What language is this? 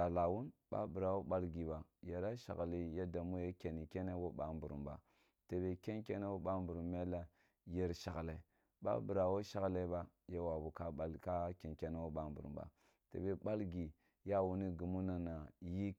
Kulung (Nigeria)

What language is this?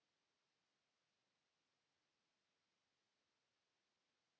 Finnish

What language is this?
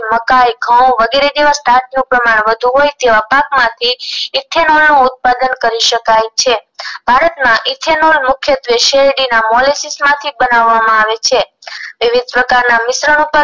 Gujarati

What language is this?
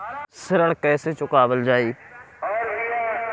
Bhojpuri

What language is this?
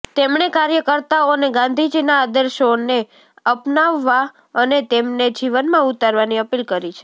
Gujarati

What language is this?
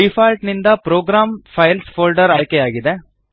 Kannada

